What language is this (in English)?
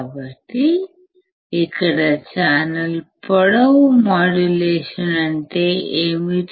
Telugu